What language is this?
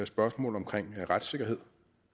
Danish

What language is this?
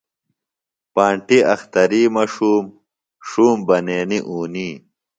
Phalura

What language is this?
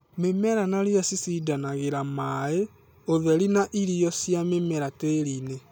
Kikuyu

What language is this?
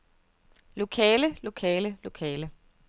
Danish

